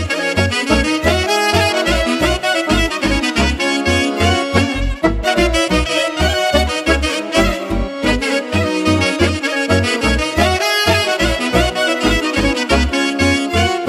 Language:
Romanian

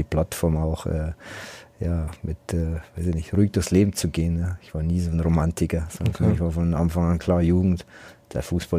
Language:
German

